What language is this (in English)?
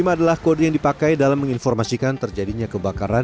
Indonesian